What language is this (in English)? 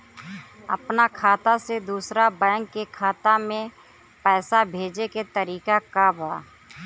Bhojpuri